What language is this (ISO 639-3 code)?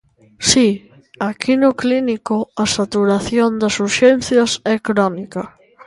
glg